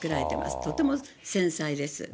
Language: Japanese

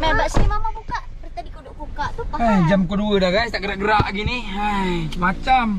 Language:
Malay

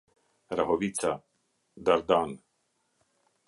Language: Albanian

